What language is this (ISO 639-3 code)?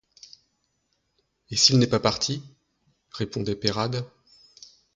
fra